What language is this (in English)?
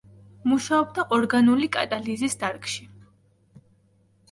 Georgian